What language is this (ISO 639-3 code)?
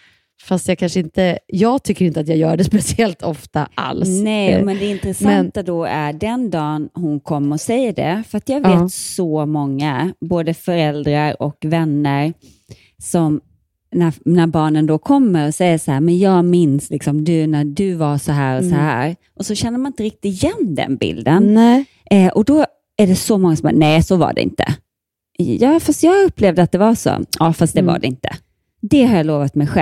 swe